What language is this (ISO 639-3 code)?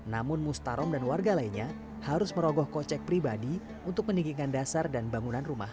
ind